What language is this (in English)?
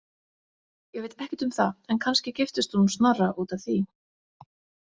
Icelandic